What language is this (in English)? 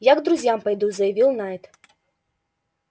Russian